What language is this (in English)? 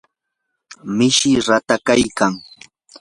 Yanahuanca Pasco Quechua